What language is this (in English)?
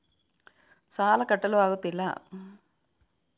Kannada